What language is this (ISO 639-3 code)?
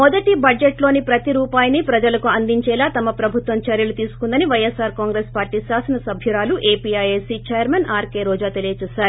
tel